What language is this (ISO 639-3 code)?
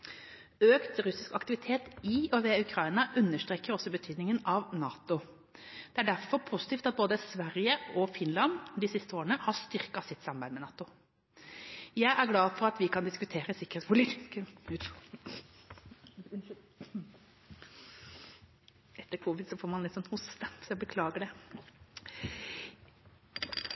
nob